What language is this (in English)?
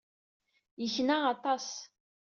Kabyle